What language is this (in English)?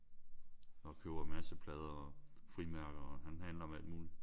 Danish